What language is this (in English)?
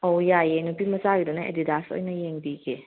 Manipuri